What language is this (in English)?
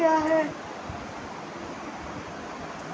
Hindi